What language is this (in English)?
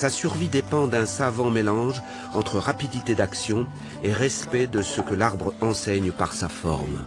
French